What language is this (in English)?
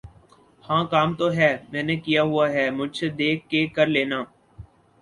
Urdu